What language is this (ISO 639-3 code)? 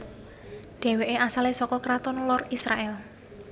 jav